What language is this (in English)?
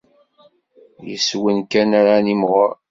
Kabyle